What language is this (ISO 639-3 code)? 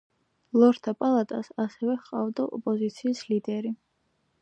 kat